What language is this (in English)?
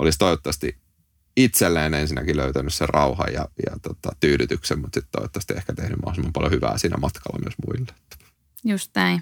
Finnish